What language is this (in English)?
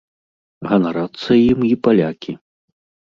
Belarusian